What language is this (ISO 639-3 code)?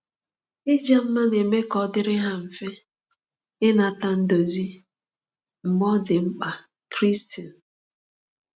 ibo